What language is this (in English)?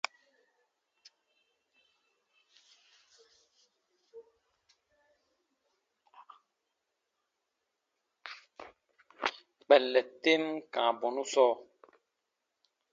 Baatonum